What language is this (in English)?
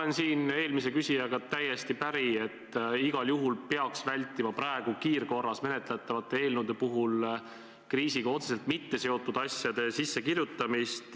Estonian